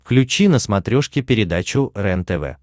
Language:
Russian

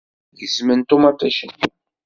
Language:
Kabyle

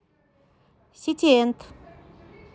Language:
Russian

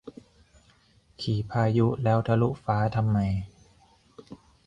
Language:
Thai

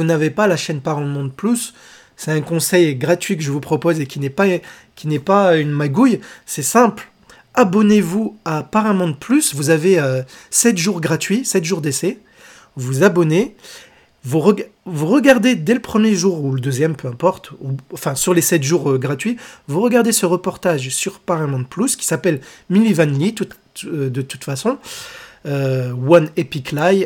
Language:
French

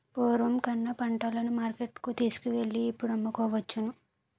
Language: Telugu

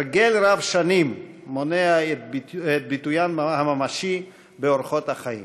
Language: Hebrew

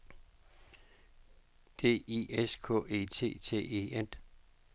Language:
Danish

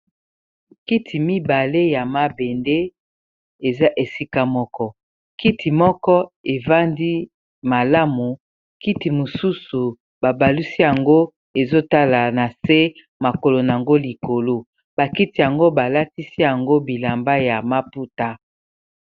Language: Lingala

